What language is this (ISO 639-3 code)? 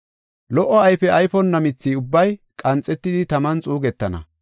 gof